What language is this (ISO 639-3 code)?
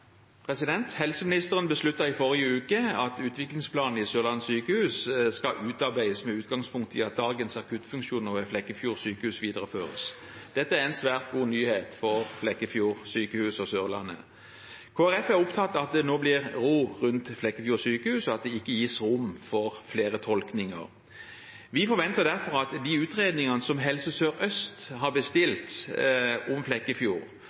nob